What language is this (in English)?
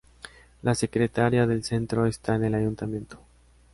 Spanish